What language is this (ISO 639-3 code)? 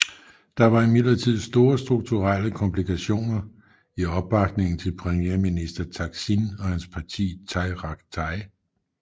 dan